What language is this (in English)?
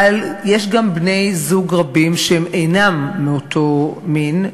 Hebrew